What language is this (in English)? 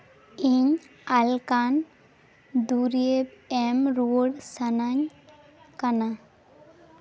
Santali